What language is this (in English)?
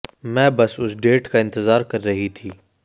Hindi